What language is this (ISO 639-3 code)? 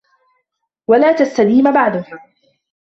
ara